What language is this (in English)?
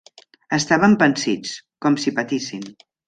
Catalan